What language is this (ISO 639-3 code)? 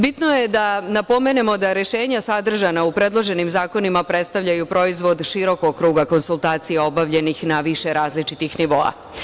srp